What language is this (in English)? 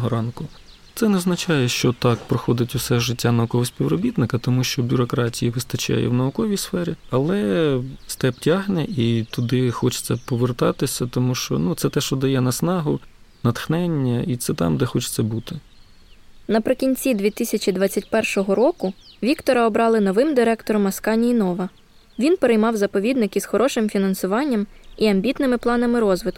Ukrainian